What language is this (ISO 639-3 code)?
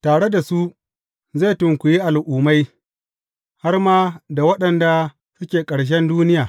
hau